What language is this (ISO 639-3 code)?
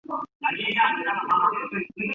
zho